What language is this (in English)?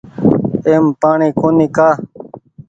Goaria